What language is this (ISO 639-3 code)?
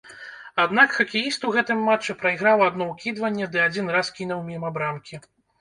bel